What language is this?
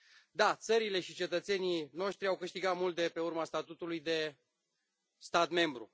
Romanian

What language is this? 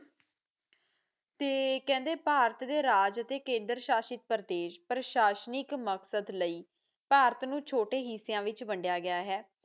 Punjabi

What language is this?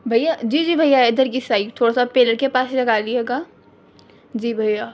Urdu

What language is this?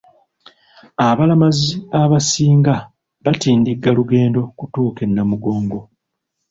Ganda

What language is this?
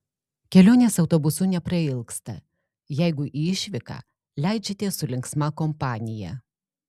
Lithuanian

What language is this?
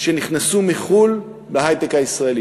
Hebrew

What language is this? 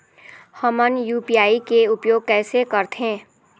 Chhattisgarhi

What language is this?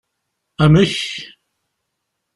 Kabyle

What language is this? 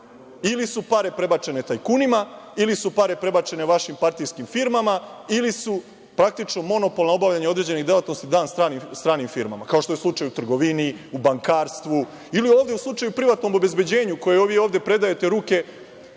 Serbian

